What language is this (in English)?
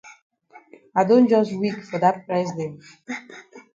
Cameroon Pidgin